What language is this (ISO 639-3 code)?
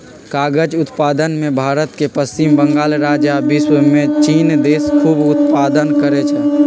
mag